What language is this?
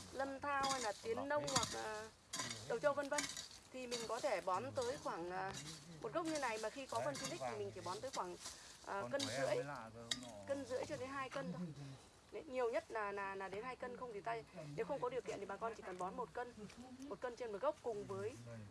Vietnamese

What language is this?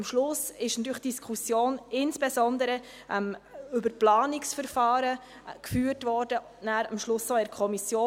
Swiss German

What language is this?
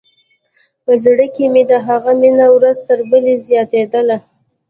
Pashto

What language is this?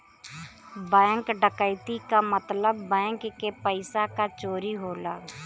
Bhojpuri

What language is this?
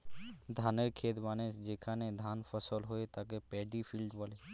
Bangla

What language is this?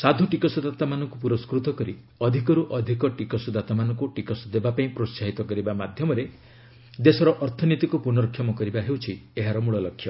Odia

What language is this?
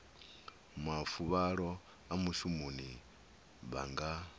Venda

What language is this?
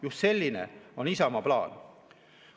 Estonian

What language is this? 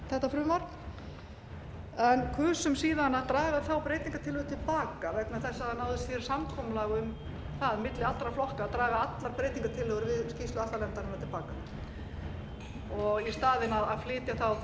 Icelandic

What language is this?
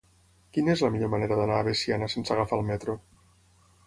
Catalan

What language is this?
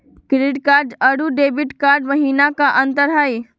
Magahi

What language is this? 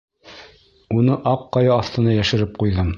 Bashkir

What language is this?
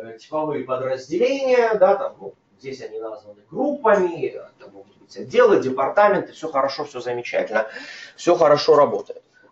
Russian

